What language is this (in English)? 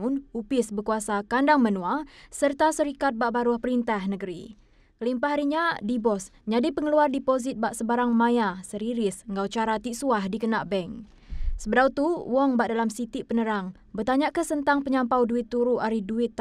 Malay